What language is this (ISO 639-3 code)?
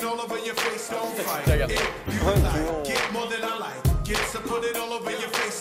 ell